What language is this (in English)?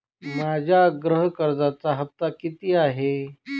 Marathi